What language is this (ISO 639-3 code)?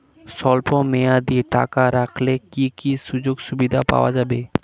ben